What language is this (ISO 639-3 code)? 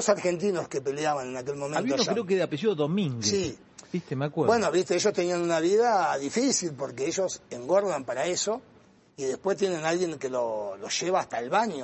spa